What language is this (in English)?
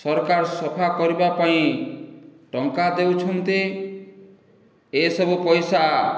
Odia